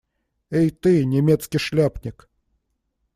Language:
Russian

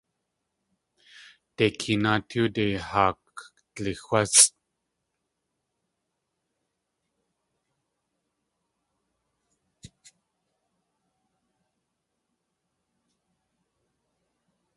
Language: Tlingit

